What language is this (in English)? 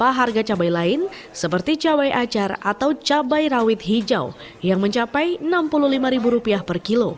Indonesian